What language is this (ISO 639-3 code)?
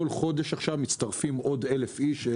heb